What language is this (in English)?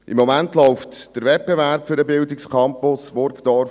Swiss German